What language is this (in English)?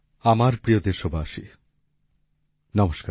Bangla